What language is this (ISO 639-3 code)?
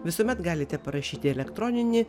lit